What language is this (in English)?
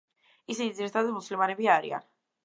Georgian